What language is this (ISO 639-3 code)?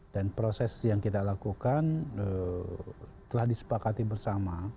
ind